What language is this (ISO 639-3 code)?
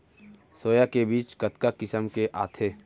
hne